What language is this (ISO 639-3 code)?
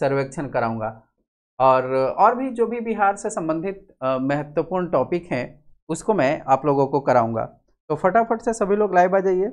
hin